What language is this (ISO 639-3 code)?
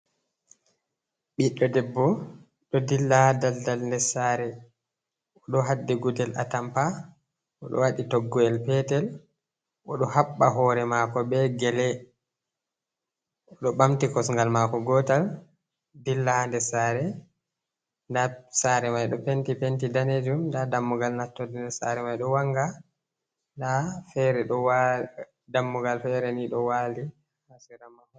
ful